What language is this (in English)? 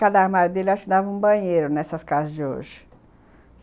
Portuguese